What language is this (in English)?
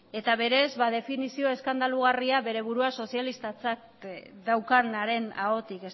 Basque